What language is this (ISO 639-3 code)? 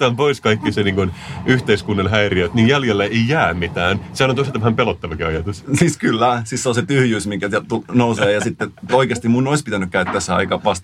fin